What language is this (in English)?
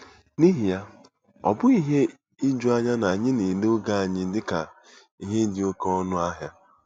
Igbo